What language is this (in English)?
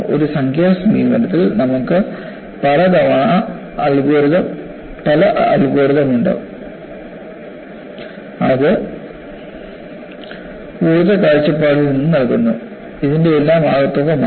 Malayalam